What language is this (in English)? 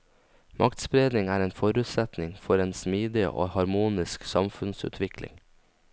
Norwegian